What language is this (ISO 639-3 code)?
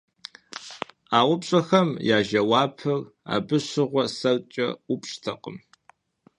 kbd